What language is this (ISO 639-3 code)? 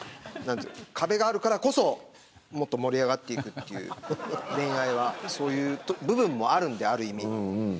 jpn